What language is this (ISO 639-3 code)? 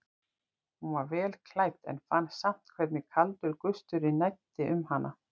isl